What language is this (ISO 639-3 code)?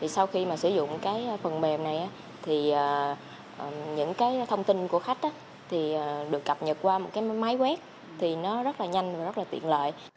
vie